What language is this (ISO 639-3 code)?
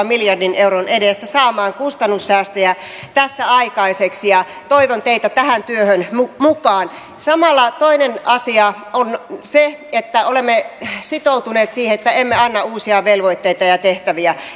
fin